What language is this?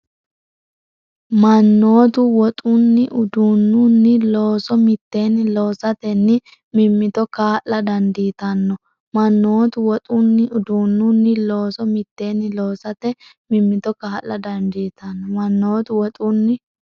Sidamo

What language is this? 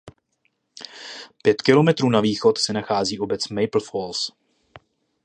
Czech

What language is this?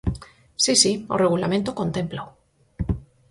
Galician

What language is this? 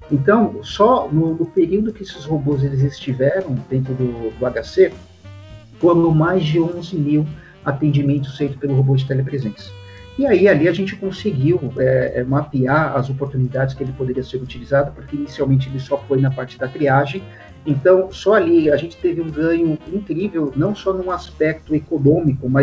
Portuguese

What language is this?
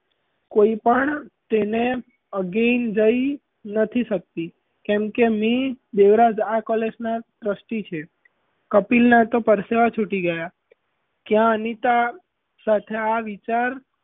Gujarati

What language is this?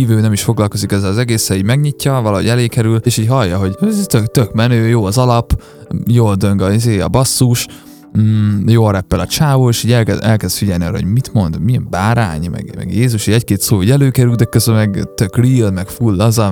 Hungarian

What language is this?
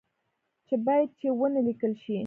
Pashto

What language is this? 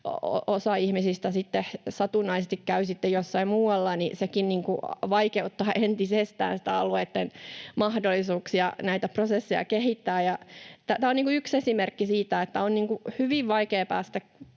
Finnish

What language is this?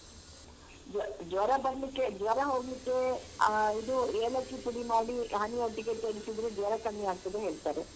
Kannada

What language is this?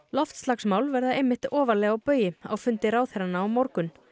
Icelandic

